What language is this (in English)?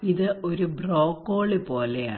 Malayalam